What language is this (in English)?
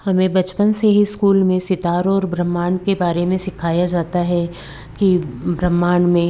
Hindi